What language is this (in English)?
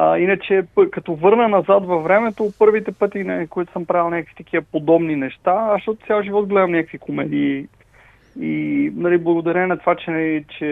Bulgarian